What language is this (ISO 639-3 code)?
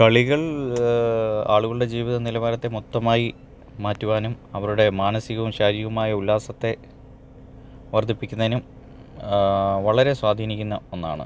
mal